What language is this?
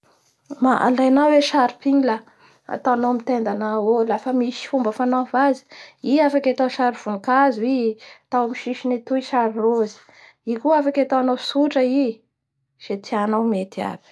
Bara Malagasy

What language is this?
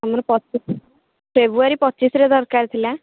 Odia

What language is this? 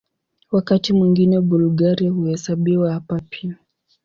Swahili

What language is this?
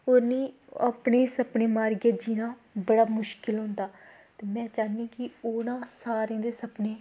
Dogri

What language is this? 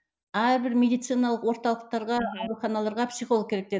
Kazakh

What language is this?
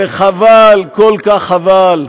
Hebrew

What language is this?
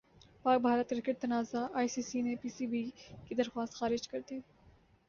Urdu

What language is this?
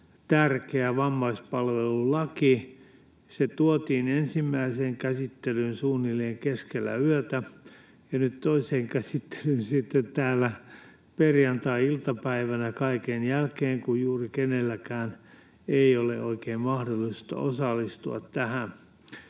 Finnish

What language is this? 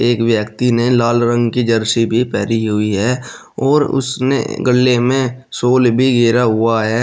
Hindi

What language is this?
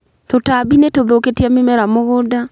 Kikuyu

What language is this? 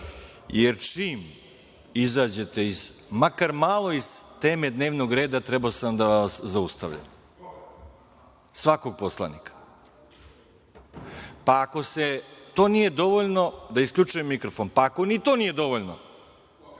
Serbian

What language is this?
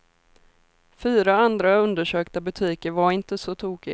Swedish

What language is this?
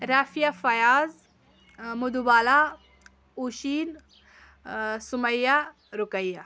Kashmiri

